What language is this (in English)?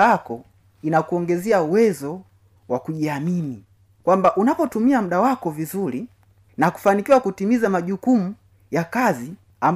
Swahili